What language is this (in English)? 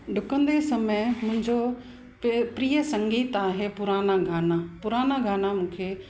Sindhi